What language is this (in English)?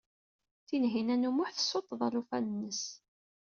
Kabyle